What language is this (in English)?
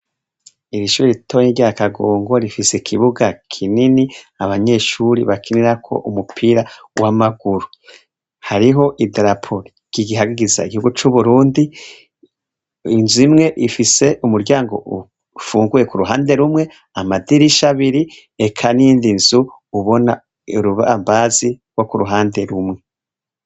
Rundi